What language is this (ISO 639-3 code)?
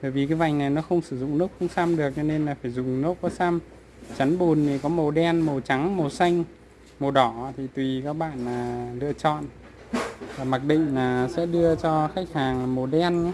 vie